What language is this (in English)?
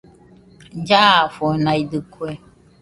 Nüpode Huitoto